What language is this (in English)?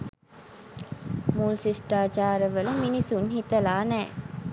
Sinhala